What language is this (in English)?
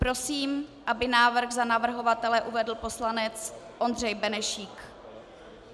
Czech